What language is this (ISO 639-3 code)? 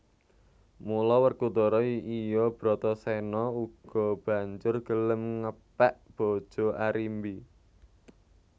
jav